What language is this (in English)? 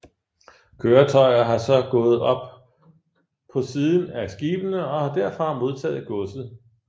Danish